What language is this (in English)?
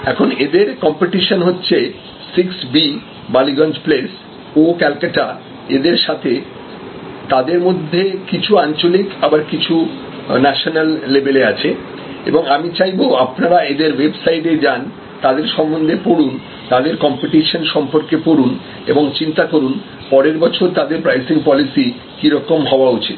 Bangla